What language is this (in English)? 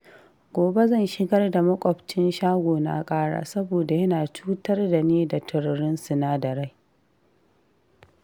Hausa